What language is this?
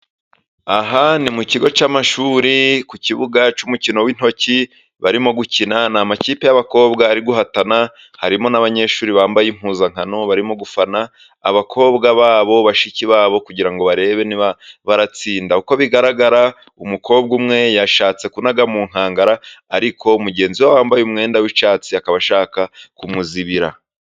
Kinyarwanda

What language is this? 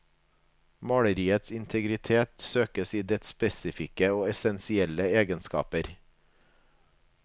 Norwegian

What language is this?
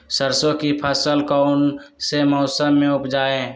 Magahi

